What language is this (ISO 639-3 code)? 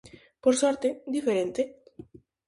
glg